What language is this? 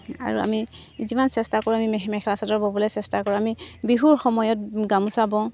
Assamese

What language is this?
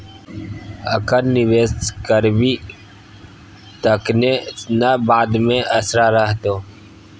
Maithili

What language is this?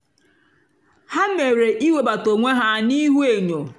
Igbo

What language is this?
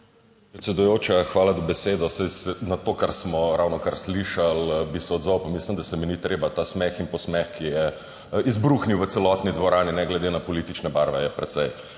Slovenian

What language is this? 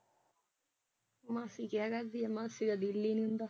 Punjabi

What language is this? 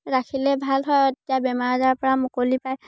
Assamese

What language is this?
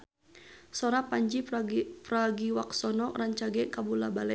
Sundanese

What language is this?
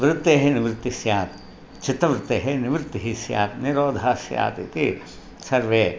Sanskrit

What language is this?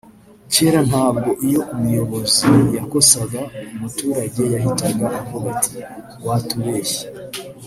Kinyarwanda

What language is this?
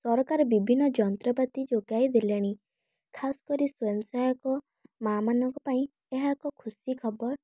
Odia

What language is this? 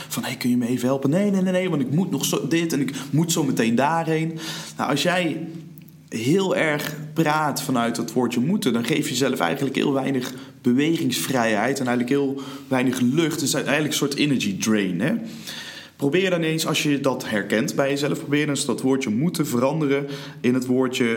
Dutch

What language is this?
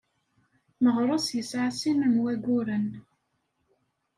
Kabyle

